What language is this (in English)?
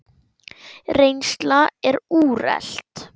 Icelandic